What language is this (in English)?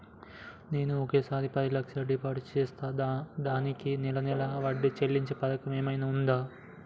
Telugu